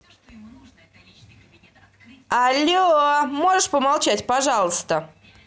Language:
Russian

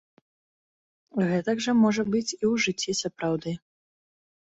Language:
Belarusian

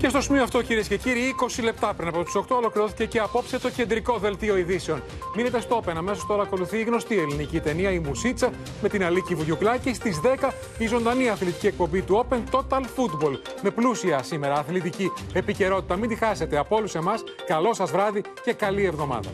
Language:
Greek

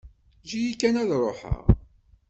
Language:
Kabyle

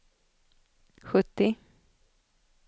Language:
Swedish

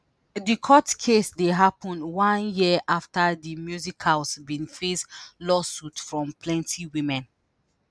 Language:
Nigerian Pidgin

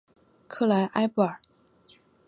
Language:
Chinese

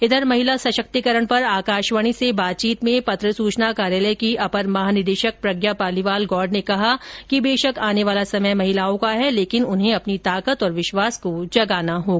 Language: Hindi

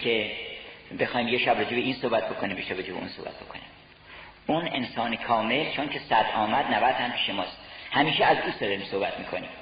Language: Persian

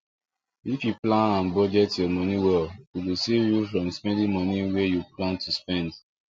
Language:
Nigerian Pidgin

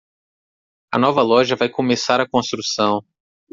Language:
Portuguese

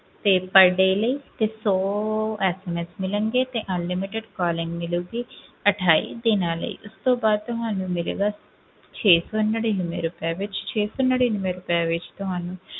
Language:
Punjabi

